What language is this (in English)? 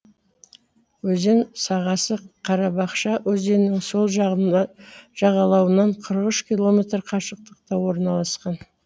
Kazakh